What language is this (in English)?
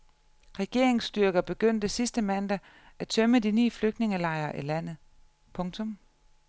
Danish